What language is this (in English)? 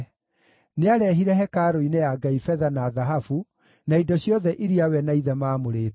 Kikuyu